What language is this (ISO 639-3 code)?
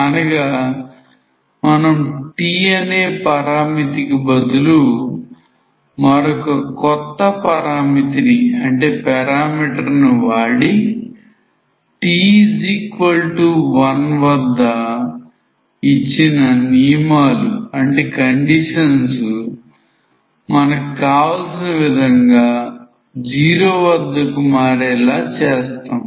tel